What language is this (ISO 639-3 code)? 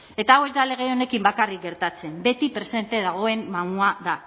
eus